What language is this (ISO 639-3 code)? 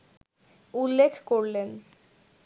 ben